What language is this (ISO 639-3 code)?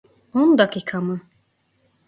tur